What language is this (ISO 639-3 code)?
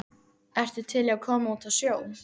isl